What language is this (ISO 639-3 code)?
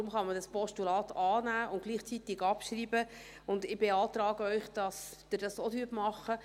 gsw